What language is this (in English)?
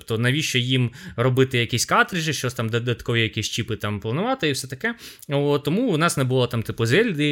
Ukrainian